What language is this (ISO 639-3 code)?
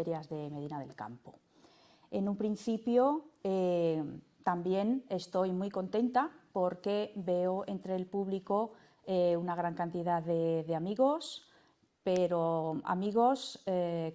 spa